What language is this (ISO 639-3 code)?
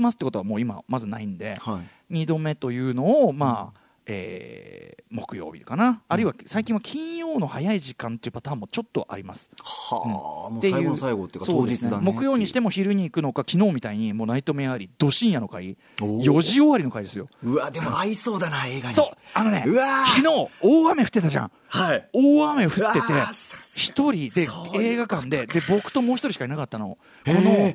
jpn